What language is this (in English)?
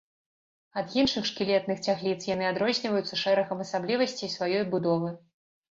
Belarusian